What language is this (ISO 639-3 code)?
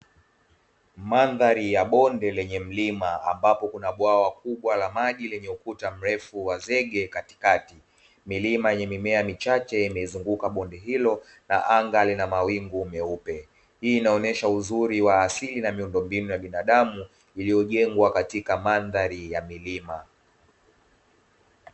swa